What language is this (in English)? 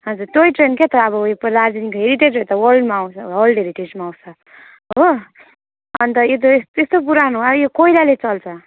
Nepali